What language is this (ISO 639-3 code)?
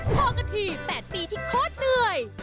tha